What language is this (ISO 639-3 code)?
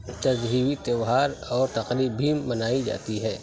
urd